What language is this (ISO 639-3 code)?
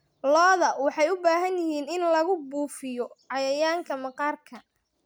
som